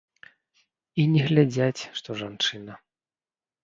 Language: Belarusian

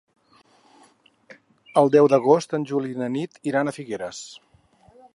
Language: Catalan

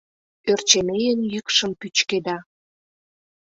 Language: Mari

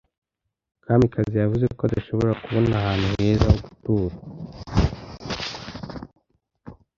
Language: Kinyarwanda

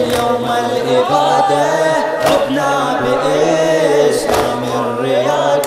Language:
Arabic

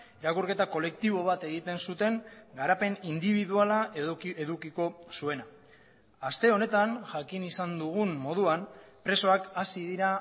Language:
Basque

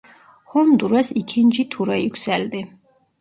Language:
Turkish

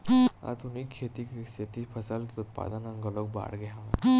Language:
Chhattisgarhi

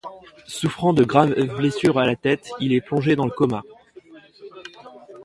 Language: French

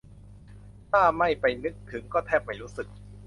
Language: Thai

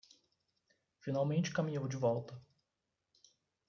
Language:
Portuguese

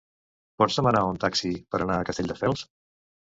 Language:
Catalan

